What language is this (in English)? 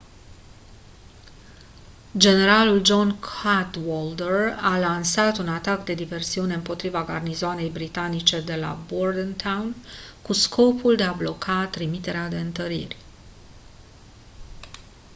Romanian